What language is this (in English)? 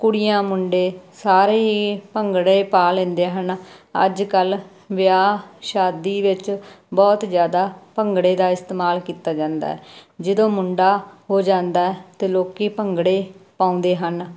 Punjabi